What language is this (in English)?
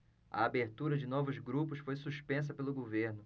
Portuguese